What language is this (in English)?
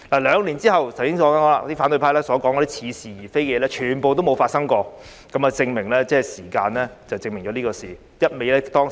Cantonese